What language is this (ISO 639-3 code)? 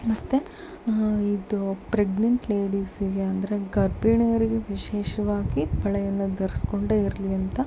kan